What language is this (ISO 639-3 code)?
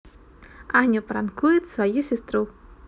rus